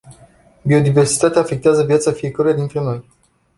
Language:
Romanian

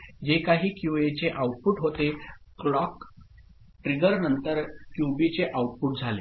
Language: Marathi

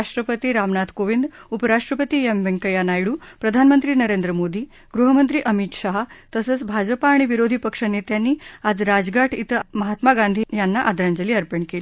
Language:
Marathi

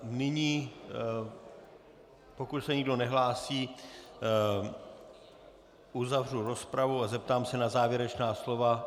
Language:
Czech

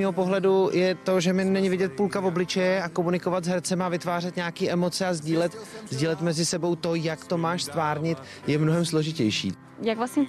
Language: Czech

